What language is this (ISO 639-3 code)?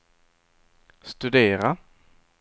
swe